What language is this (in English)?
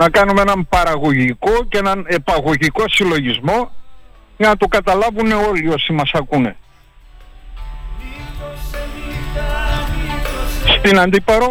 Greek